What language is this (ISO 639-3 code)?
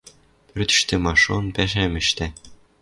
mrj